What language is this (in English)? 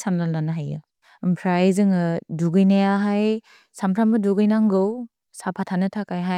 Bodo